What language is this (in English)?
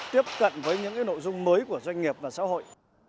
Vietnamese